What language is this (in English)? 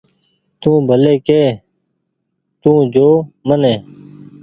Goaria